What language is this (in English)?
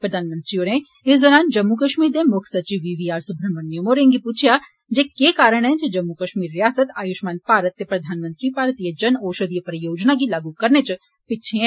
Dogri